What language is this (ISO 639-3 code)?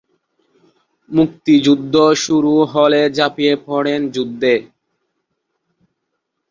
ben